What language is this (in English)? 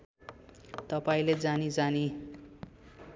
Nepali